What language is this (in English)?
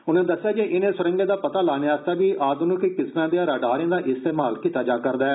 Dogri